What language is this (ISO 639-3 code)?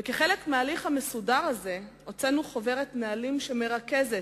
heb